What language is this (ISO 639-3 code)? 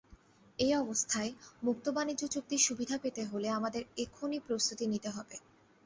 ben